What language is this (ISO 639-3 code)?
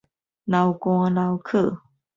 nan